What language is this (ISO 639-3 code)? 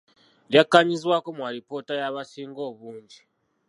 lug